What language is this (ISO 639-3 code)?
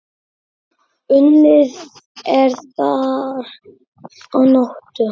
isl